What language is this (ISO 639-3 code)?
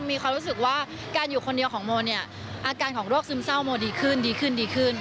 tha